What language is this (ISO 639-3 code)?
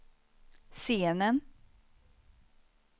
swe